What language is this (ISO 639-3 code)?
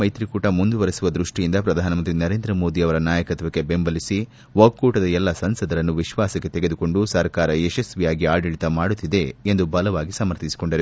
kan